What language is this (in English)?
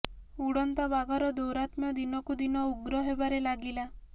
Odia